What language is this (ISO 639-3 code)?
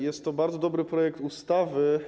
pol